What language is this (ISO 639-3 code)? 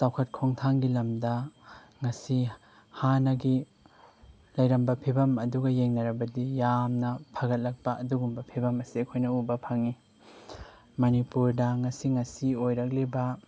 mni